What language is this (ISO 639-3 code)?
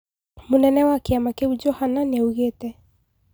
kik